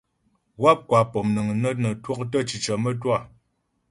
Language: Ghomala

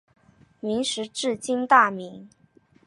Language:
Chinese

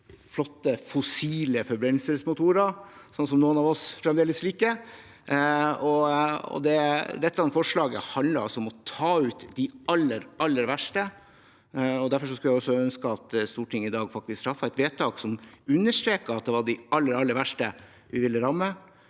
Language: Norwegian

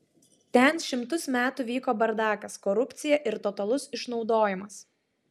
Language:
Lithuanian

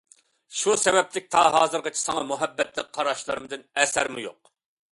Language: Uyghur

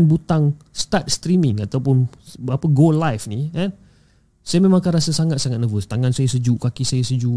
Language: Malay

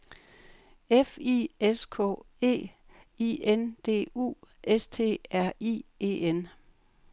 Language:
Danish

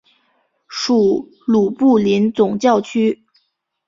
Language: Chinese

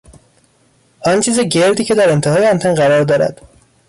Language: Persian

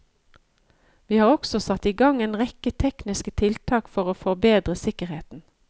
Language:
Norwegian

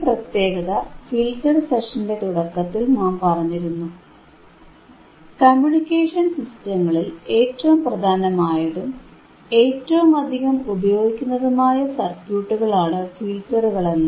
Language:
Malayalam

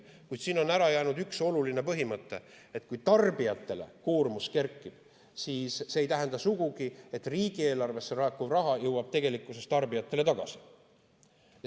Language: Estonian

